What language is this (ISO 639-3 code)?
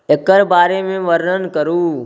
mai